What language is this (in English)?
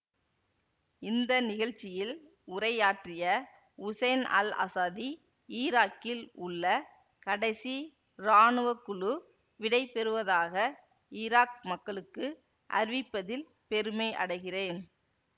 Tamil